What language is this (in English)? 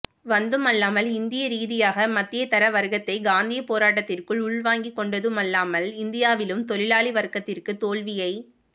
Tamil